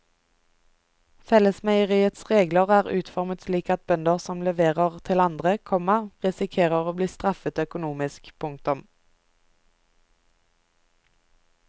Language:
Norwegian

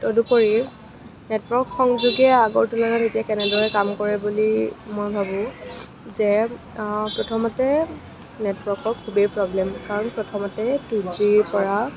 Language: Assamese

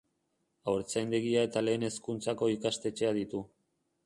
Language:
Basque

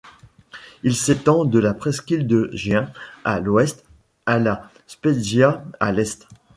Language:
French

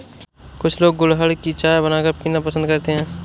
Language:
Hindi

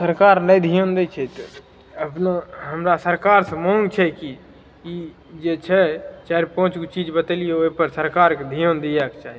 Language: Maithili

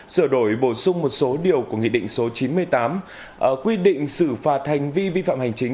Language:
Vietnamese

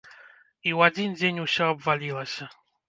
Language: Belarusian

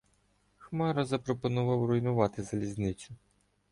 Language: Ukrainian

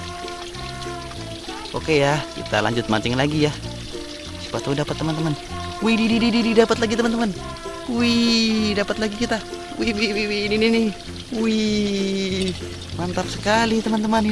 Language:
Indonesian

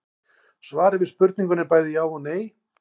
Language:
Icelandic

